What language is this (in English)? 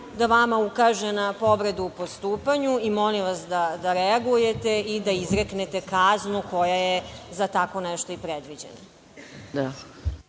Serbian